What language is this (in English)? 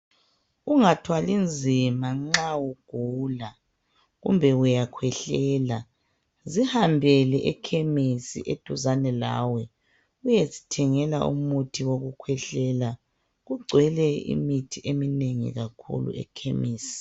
North Ndebele